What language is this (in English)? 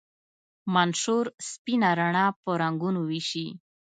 Pashto